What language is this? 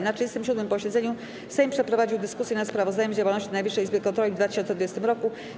Polish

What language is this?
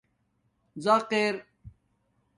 Domaaki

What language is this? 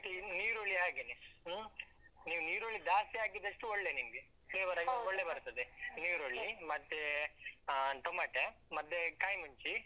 Kannada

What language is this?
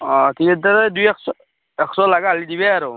Assamese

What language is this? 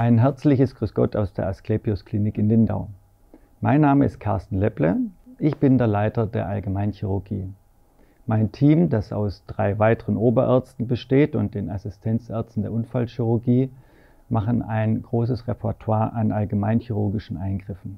German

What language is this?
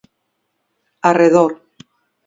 Galician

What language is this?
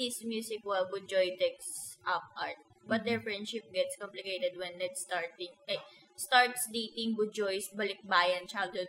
Filipino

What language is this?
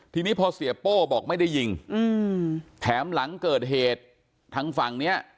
Thai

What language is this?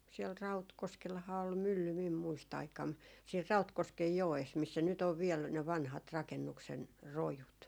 Finnish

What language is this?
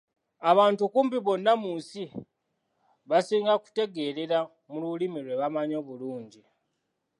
Ganda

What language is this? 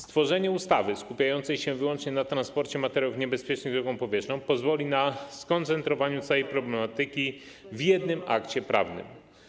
Polish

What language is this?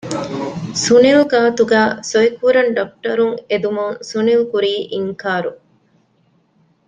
Divehi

